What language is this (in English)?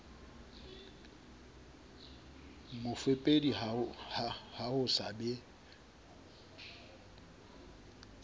Southern Sotho